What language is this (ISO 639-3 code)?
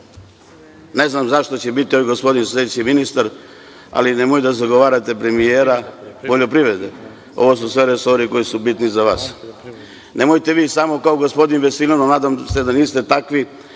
srp